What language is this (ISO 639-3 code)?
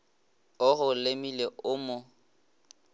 nso